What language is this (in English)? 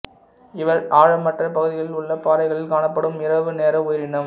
Tamil